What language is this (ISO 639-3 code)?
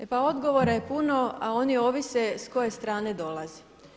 hrv